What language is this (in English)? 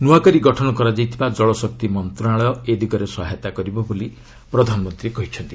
Odia